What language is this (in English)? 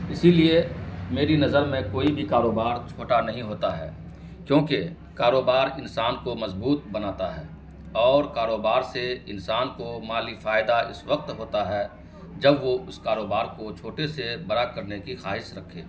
Urdu